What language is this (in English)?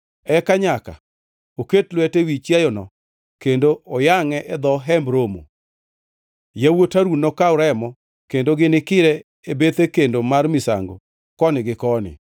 Luo (Kenya and Tanzania)